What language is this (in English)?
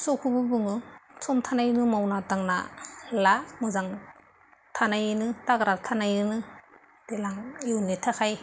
Bodo